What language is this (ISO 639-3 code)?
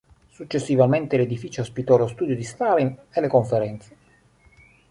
ita